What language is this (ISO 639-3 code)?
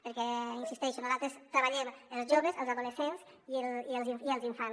cat